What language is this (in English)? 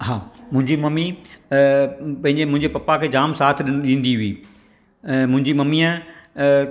Sindhi